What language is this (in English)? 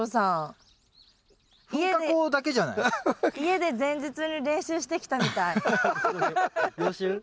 Japanese